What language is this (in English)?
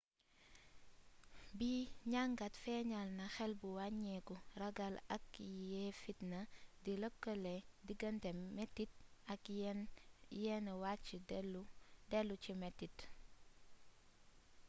Wolof